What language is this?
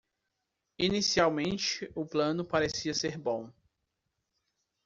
Portuguese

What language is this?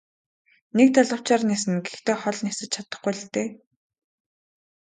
Mongolian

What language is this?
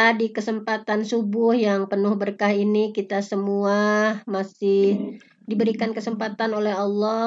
Indonesian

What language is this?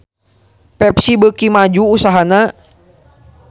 Sundanese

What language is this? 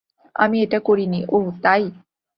Bangla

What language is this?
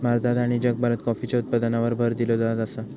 Marathi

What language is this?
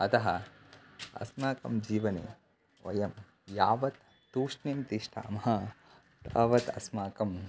Sanskrit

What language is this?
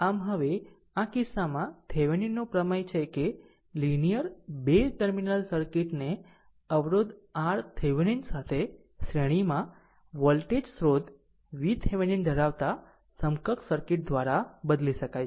Gujarati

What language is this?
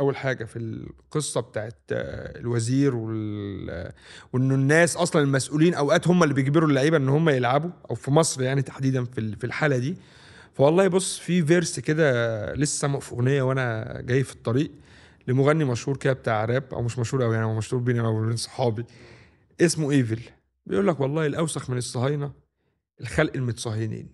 Arabic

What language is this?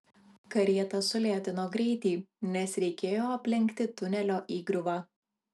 Lithuanian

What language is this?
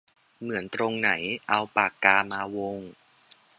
Thai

